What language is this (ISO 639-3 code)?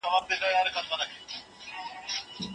pus